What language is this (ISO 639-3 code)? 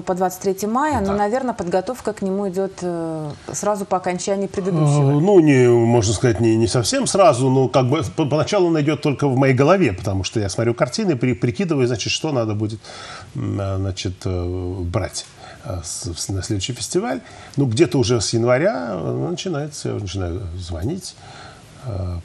rus